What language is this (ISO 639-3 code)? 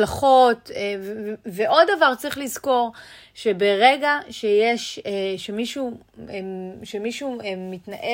heb